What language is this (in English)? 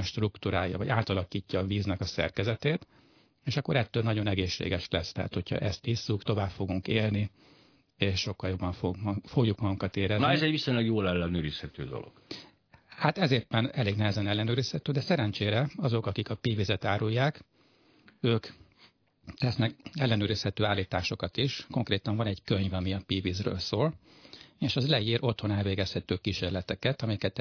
Hungarian